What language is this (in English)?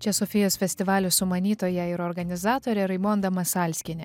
Lithuanian